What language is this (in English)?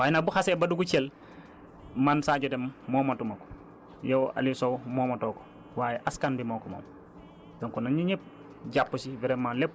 Wolof